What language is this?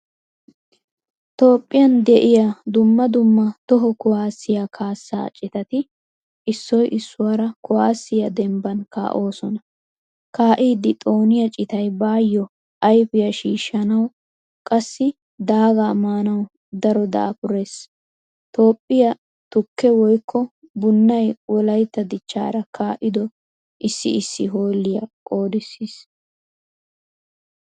Wolaytta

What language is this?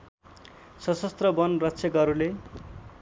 Nepali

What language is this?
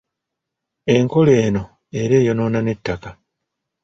Ganda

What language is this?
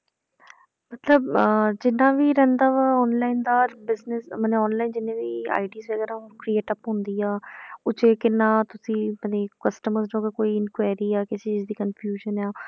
Punjabi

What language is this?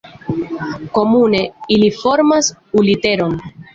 Esperanto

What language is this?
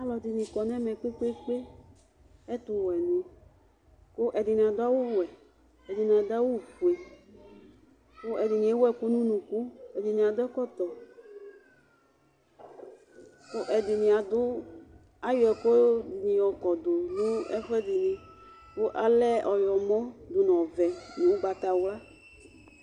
Ikposo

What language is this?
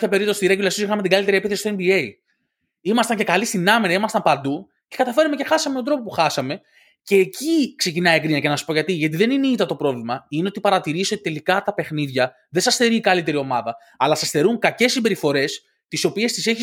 Greek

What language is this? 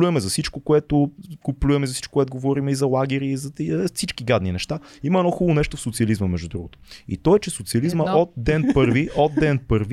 Bulgarian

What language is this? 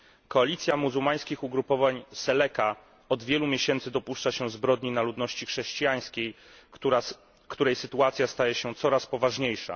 Polish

